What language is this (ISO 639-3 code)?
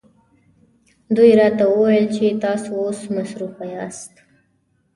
pus